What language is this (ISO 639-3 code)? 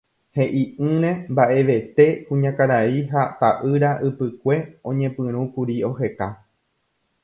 grn